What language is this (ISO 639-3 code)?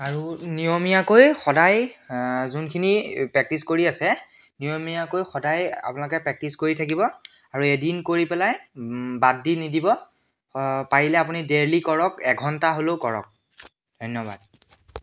asm